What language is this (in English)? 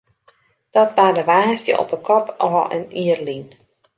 Western Frisian